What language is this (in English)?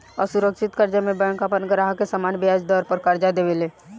Bhojpuri